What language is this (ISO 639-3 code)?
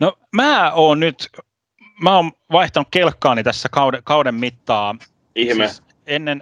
fin